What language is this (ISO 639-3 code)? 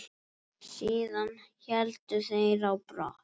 isl